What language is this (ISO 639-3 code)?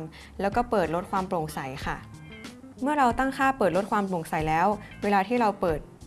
tha